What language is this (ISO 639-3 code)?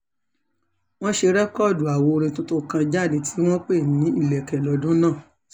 yor